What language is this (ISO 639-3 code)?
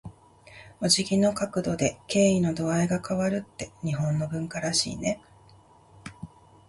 jpn